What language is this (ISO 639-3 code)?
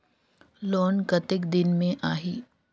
hne